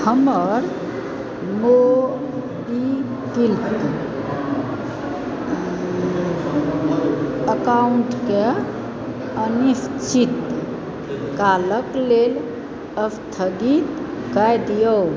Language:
Maithili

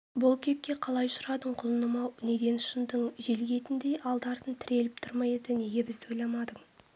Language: Kazakh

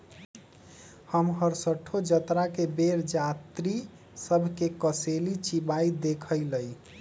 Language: Magahi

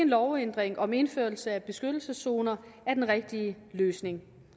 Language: Danish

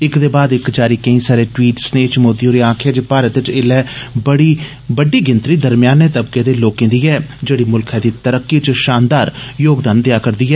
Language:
Dogri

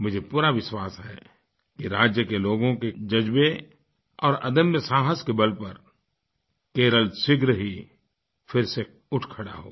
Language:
Hindi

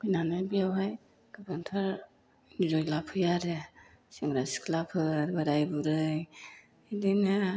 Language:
Bodo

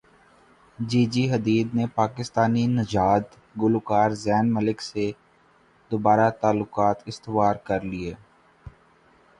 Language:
Urdu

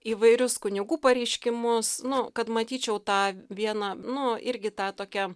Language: Lithuanian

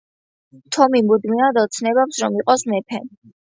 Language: Georgian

